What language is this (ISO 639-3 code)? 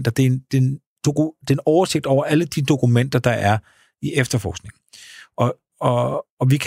dan